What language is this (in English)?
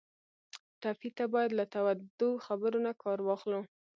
Pashto